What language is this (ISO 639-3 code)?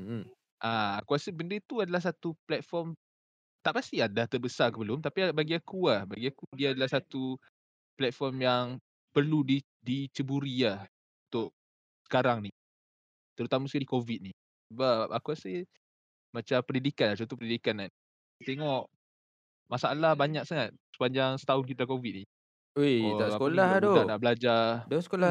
msa